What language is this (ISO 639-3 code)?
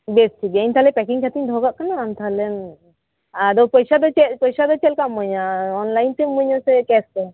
sat